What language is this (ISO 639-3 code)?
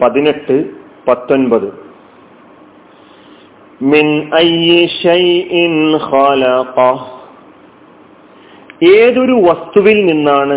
mal